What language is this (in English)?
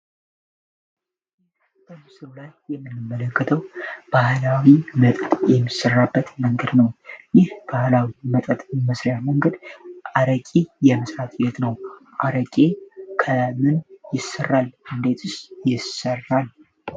Amharic